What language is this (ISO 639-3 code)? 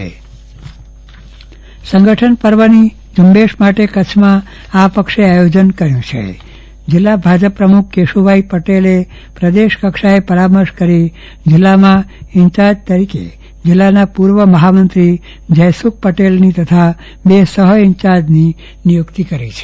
guj